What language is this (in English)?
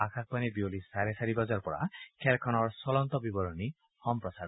Assamese